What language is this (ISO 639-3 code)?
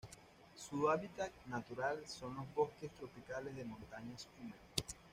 spa